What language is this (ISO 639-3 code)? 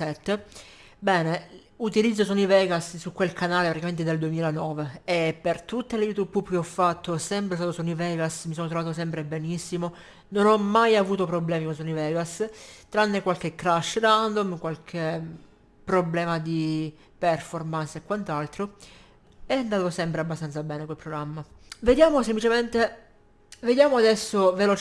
ita